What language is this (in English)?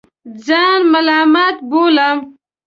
Pashto